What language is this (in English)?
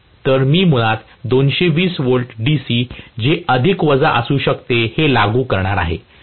Marathi